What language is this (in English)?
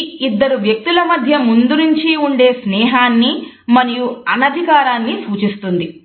Telugu